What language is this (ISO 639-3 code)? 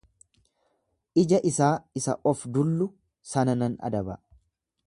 orm